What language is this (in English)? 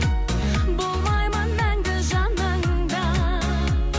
Kazakh